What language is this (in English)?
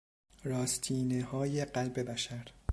Persian